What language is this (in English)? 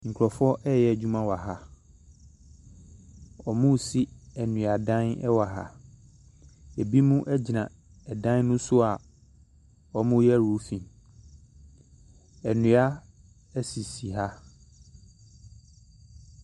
Akan